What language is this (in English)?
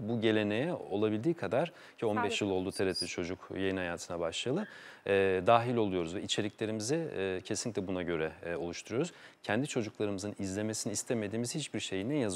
Turkish